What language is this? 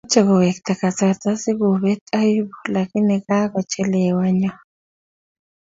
Kalenjin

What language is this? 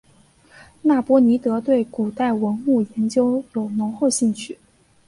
Chinese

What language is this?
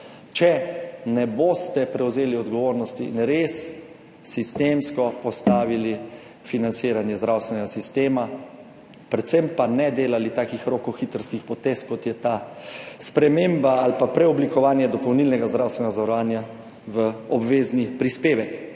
Slovenian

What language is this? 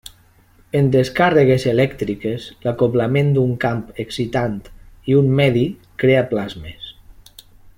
Catalan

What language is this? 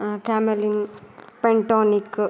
Sanskrit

